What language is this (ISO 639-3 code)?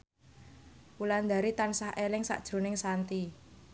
jav